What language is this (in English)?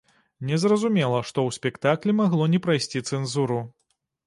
Belarusian